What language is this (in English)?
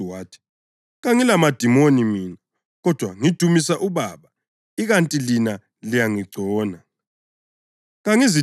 North Ndebele